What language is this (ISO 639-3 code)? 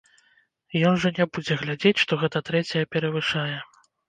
bel